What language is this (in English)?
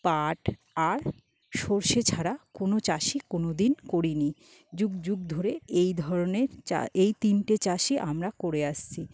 Bangla